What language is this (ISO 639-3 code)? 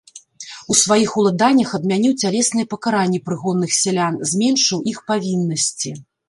bel